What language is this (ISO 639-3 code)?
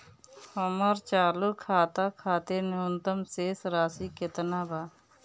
bho